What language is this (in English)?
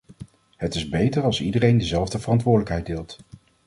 Dutch